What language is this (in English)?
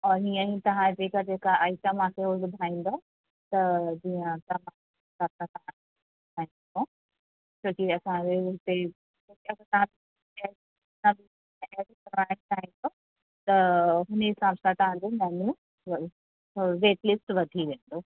Sindhi